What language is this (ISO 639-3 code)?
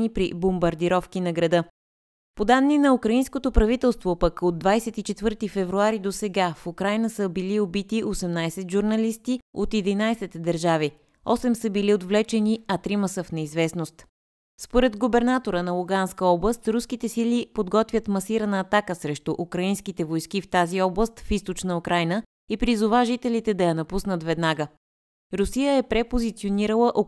bul